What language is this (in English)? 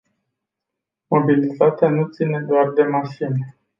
Romanian